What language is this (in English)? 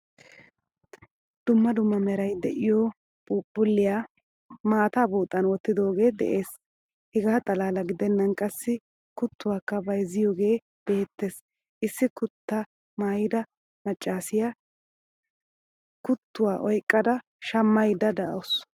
Wolaytta